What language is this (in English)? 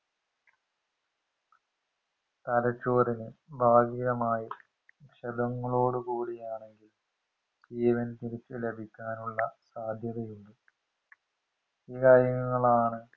Malayalam